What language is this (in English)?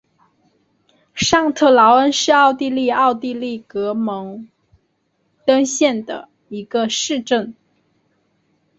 Chinese